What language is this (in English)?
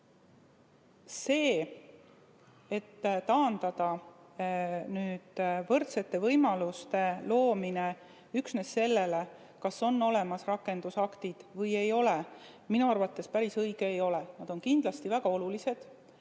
Estonian